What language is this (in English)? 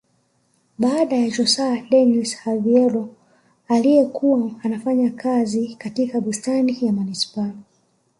Swahili